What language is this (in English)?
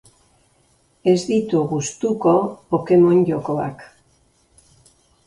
Basque